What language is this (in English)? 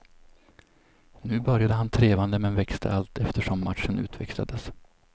Swedish